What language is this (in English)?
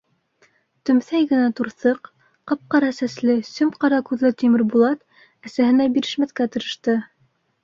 Bashkir